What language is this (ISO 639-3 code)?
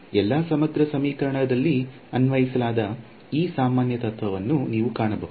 kan